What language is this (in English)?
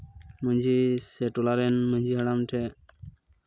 Santali